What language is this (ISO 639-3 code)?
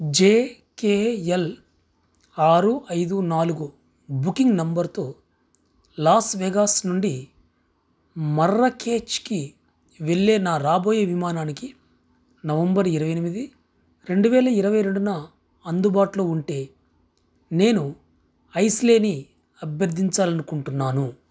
tel